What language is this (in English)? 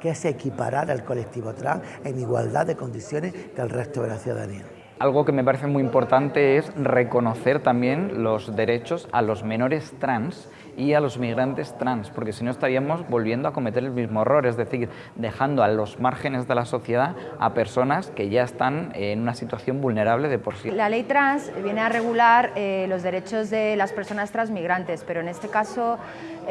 Spanish